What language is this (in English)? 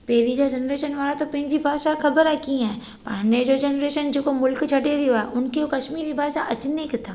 Sindhi